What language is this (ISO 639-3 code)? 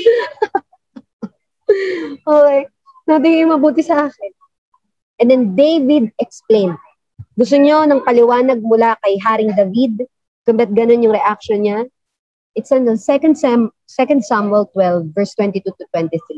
fil